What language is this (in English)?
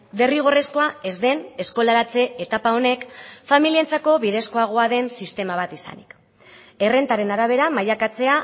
Basque